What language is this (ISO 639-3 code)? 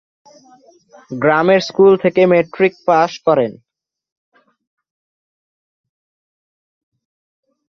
ben